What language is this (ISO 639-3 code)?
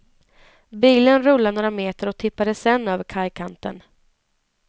swe